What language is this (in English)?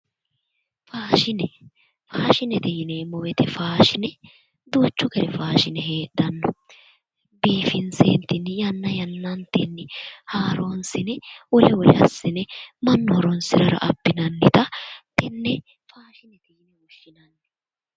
Sidamo